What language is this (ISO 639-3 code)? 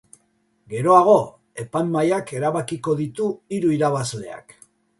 eus